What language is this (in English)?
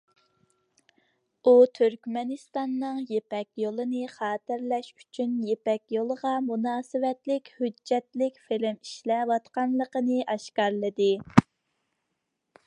Uyghur